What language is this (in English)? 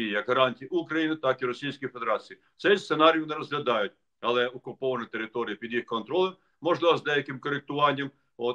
Ukrainian